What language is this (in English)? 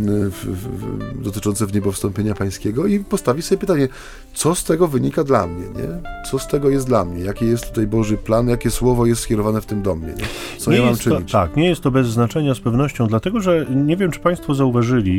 Polish